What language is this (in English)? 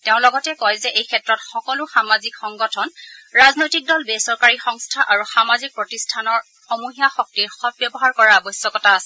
Assamese